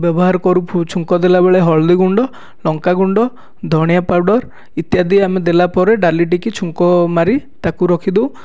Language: Odia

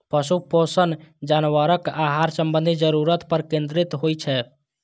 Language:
Maithili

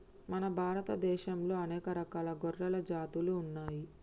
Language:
Telugu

